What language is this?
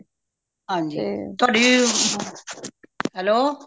Punjabi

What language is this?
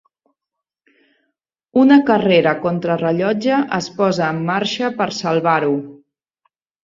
Catalan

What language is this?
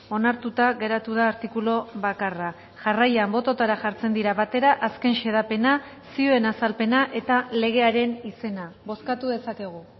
Basque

